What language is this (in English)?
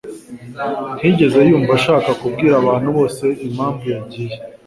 Kinyarwanda